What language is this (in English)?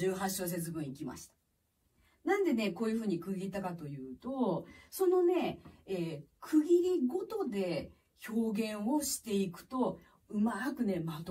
Japanese